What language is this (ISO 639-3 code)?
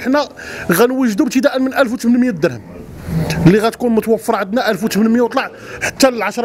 ara